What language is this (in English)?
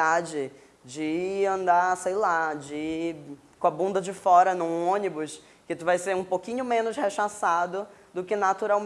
Portuguese